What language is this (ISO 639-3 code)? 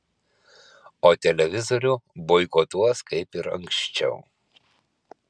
lit